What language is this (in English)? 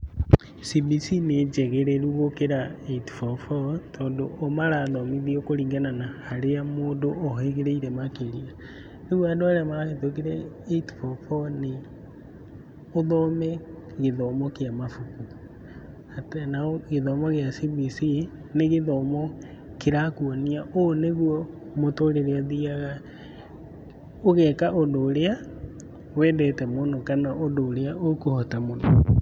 Kikuyu